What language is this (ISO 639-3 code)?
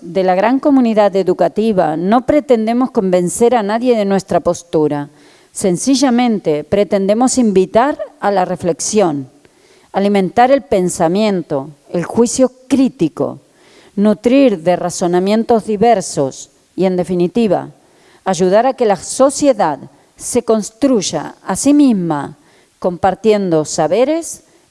spa